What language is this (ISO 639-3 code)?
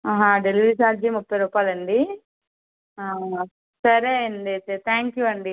tel